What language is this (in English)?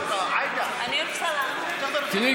Hebrew